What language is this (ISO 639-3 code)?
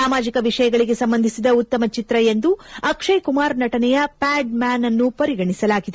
kan